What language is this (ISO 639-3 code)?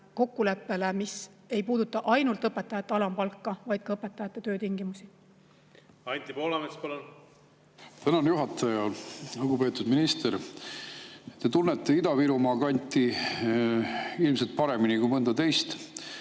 est